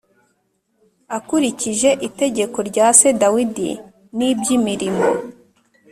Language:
Kinyarwanda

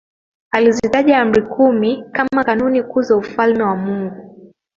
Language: Swahili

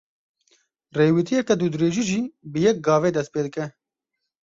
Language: Kurdish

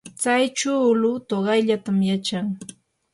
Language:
Yanahuanca Pasco Quechua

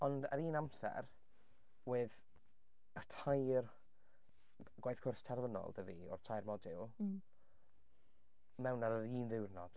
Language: Welsh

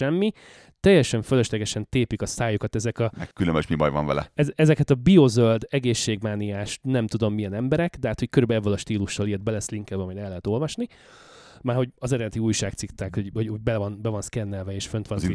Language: Hungarian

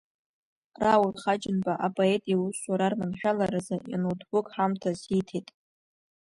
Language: Abkhazian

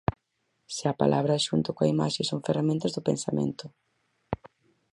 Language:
Galician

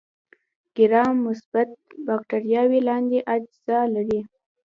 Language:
Pashto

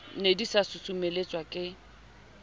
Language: Southern Sotho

